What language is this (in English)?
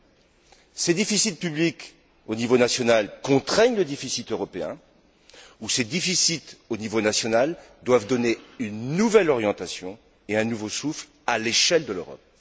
French